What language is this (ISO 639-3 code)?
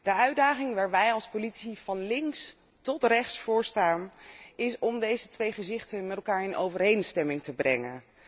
nld